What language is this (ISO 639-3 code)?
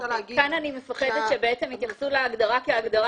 heb